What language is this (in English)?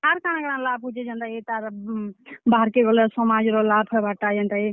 Odia